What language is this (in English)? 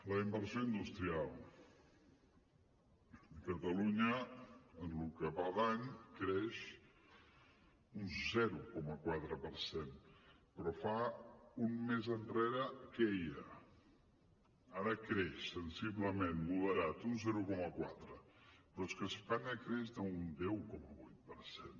Catalan